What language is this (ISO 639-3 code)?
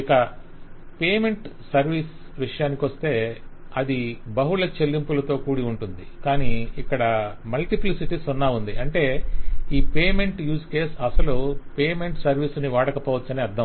tel